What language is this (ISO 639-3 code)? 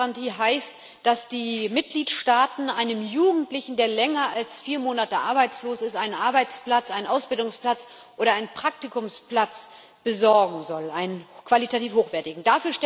deu